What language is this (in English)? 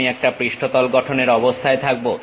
Bangla